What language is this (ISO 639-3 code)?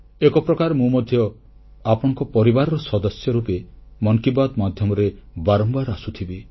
ori